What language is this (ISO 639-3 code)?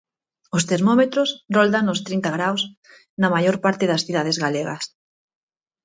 glg